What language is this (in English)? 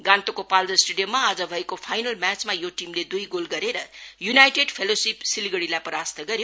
Nepali